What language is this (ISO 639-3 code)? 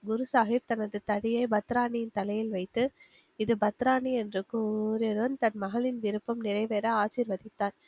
tam